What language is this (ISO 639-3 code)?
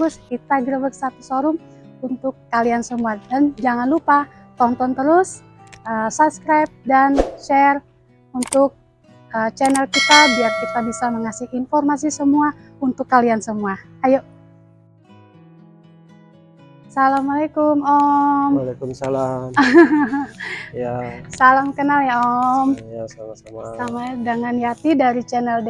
ind